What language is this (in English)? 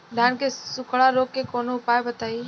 Bhojpuri